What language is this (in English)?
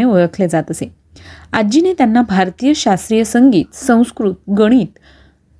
Marathi